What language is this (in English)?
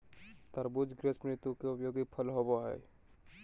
Magahi